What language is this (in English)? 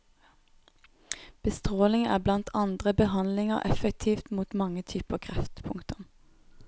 Norwegian